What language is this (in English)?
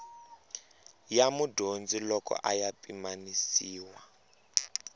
Tsonga